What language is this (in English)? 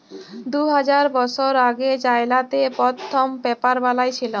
Bangla